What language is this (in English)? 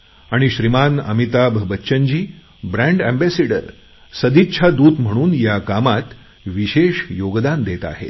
Marathi